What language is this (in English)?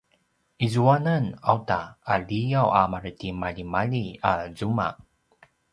Paiwan